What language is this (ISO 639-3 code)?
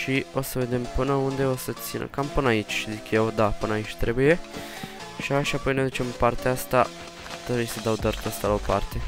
ron